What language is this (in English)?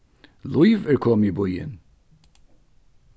Faroese